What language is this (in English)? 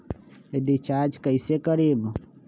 Magahi